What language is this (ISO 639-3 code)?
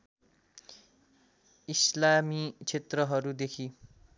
nep